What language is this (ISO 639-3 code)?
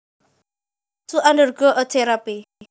jav